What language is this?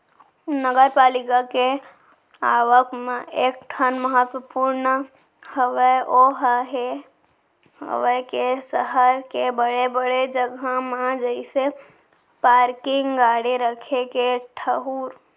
Chhattisgarhi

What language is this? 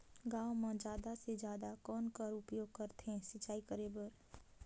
Chhattisgarhi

